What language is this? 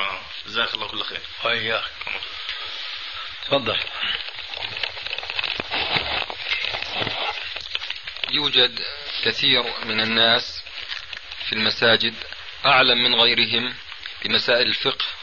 Arabic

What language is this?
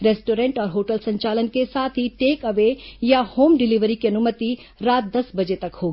Hindi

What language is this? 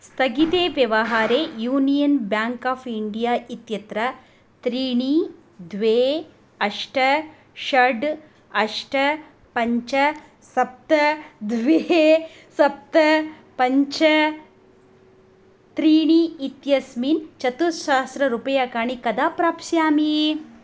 Sanskrit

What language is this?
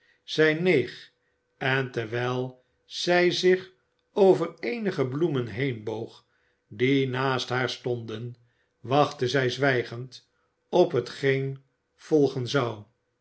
Dutch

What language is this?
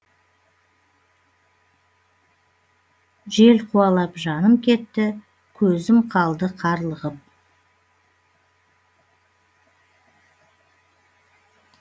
Kazakh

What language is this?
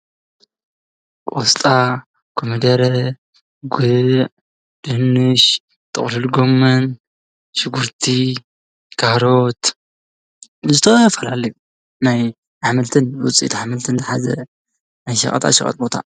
Tigrinya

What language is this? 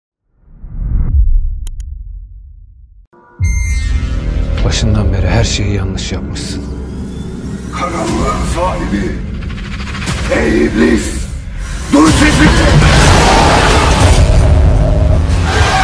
Turkish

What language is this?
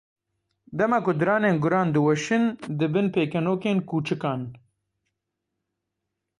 Kurdish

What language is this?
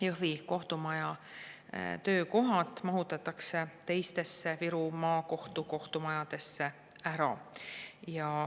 Estonian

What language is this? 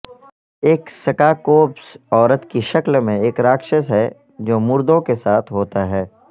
Urdu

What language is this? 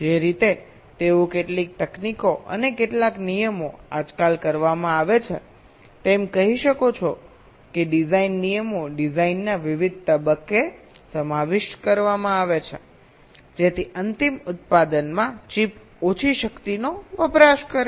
Gujarati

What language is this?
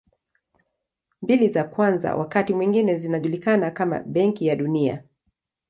Swahili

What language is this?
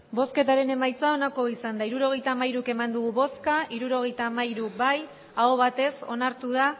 Basque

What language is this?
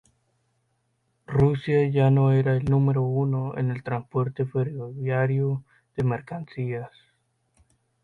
Spanish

